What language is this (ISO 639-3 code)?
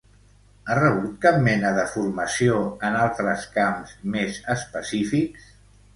cat